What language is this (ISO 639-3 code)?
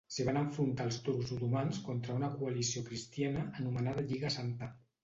cat